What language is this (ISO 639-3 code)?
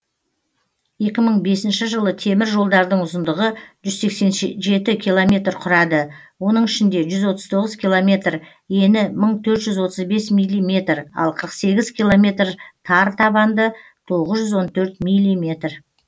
kaz